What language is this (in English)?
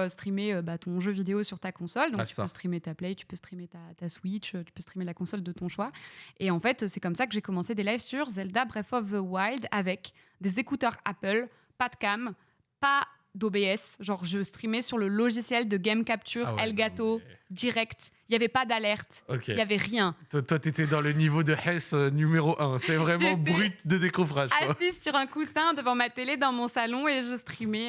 French